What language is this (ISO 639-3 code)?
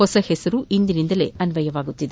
kan